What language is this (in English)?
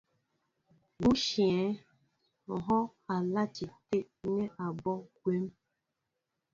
Mbo (Cameroon)